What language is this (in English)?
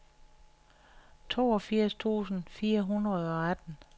Danish